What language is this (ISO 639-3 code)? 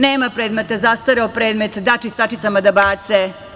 srp